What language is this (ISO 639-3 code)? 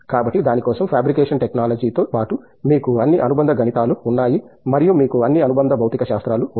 tel